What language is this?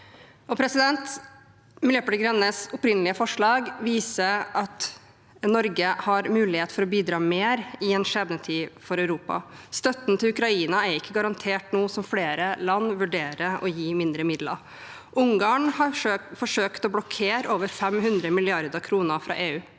Norwegian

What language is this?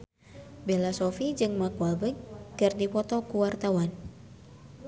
Sundanese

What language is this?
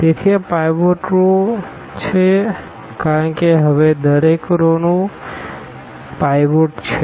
Gujarati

